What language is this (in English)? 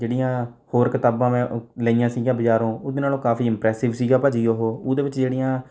Punjabi